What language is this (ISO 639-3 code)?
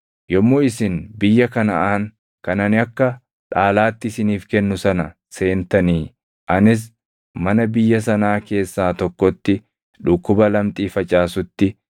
orm